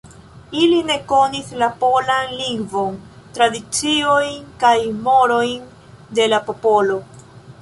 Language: Esperanto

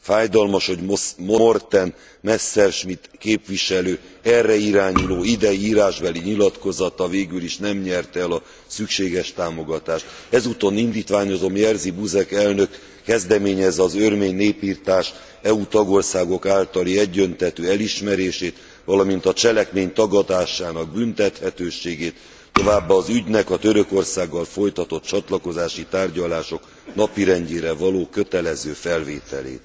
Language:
Hungarian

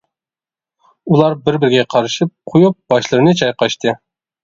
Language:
Uyghur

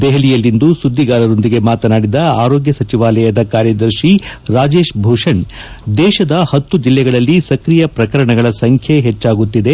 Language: Kannada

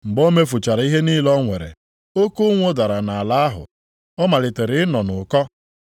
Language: Igbo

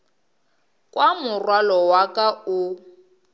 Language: Northern Sotho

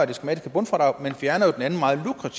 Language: Danish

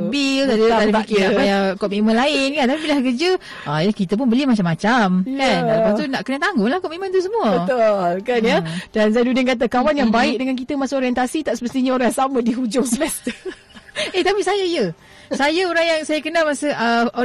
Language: Malay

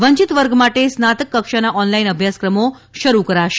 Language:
Gujarati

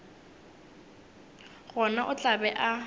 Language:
Northern Sotho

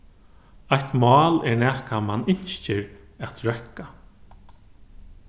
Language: Faroese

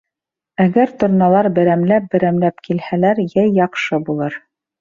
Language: Bashkir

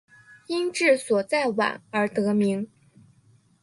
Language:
Chinese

